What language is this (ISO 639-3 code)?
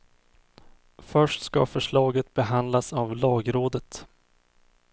swe